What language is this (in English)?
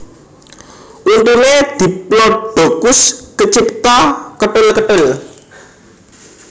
Javanese